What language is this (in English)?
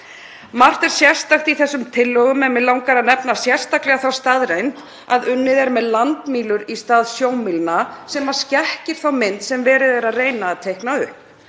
Icelandic